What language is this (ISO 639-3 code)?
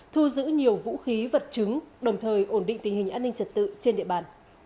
vie